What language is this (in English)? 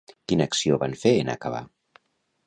Catalan